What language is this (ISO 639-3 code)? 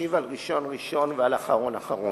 heb